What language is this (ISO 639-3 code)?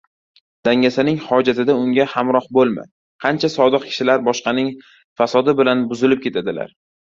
uzb